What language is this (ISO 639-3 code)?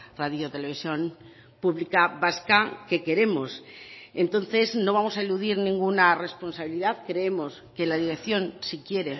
spa